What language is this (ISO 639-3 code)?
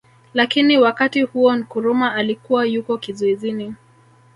swa